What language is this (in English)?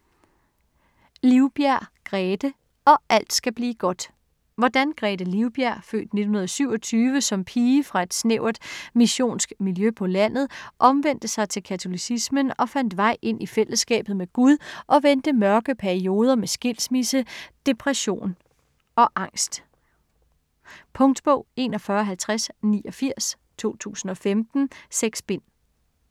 Danish